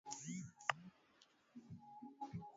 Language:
Swahili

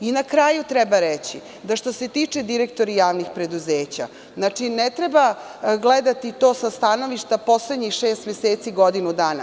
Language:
Serbian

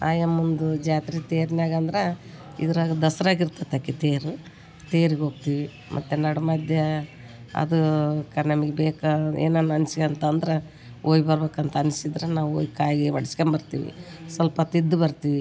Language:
Kannada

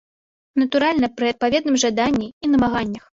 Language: Belarusian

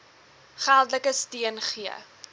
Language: Afrikaans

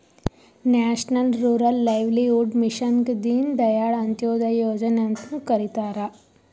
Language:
Kannada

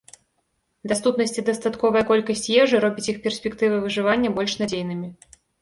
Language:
Belarusian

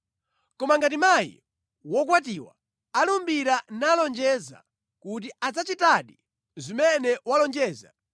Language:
Nyanja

